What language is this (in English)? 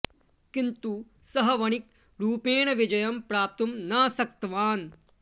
Sanskrit